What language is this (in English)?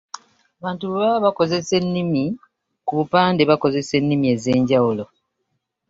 Ganda